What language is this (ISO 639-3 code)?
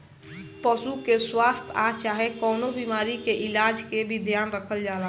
bho